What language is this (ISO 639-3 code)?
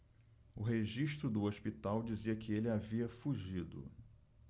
por